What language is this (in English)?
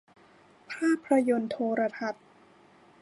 Thai